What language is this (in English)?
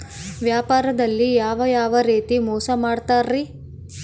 Kannada